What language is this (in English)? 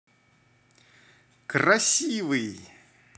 Russian